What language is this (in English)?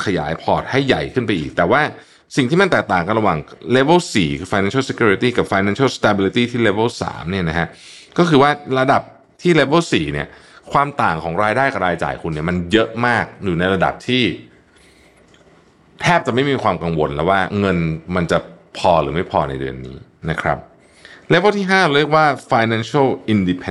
Thai